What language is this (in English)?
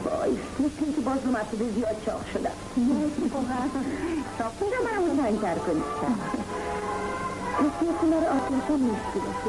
Persian